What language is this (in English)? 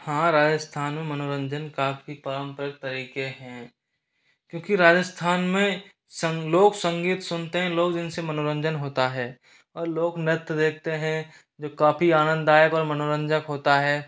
Hindi